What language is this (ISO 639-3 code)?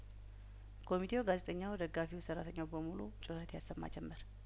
amh